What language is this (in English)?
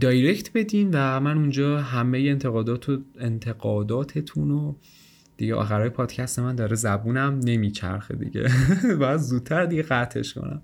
Persian